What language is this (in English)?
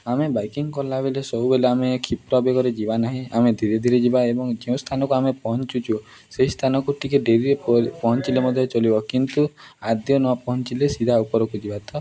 Odia